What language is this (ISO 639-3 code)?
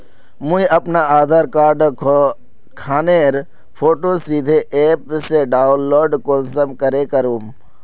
mag